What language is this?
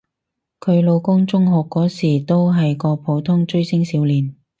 Cantonese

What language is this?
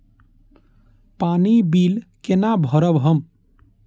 Maithili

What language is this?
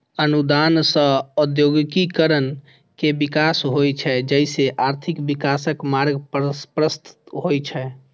Maithili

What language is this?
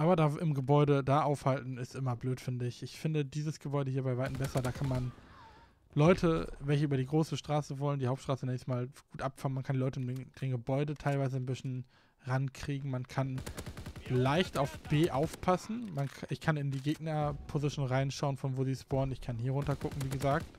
German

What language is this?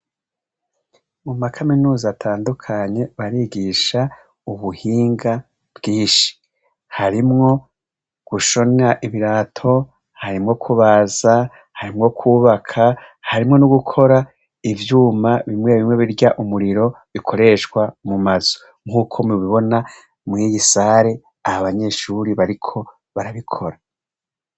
Rundi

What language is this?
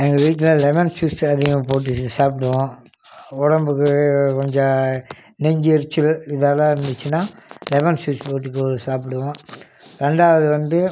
Tamil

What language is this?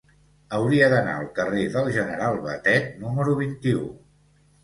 Catalan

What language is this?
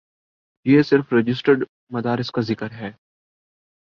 Urdu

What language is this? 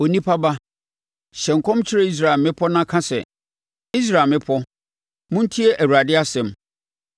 Akan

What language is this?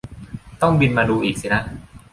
Thai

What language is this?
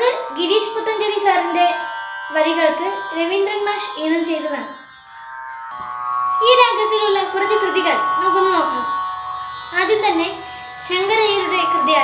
Hindi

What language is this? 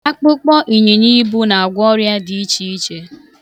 Igbo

